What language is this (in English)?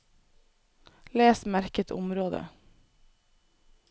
Norwegian